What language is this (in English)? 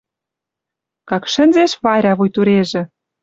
Western Mari